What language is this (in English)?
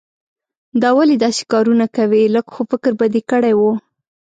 Pashto